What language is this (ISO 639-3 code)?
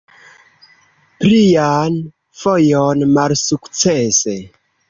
epo